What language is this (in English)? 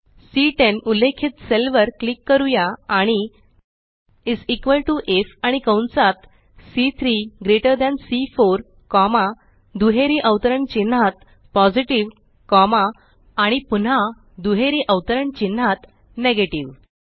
Marathi